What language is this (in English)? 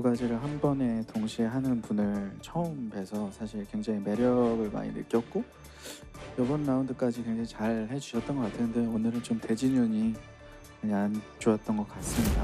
Korean